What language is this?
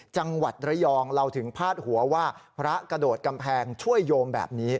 Thai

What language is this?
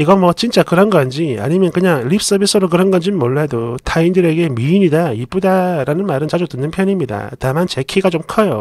Korean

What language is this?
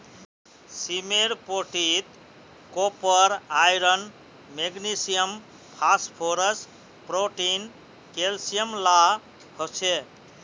Magahi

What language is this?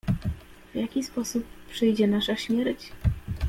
Polish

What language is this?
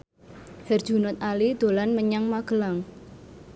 Javanese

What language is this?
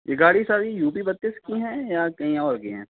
Hindi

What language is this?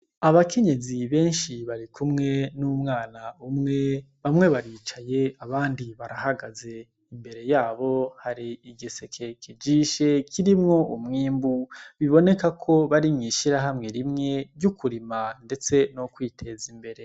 Rundi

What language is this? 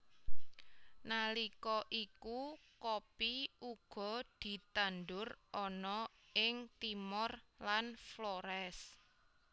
Javanese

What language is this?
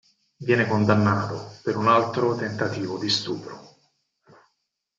Italian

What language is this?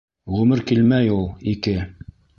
Bashkir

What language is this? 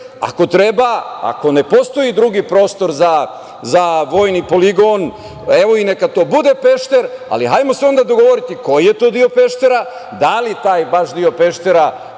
Serbian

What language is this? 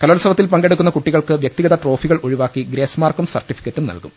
Malayalam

